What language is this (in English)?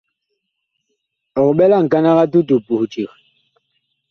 Bakoko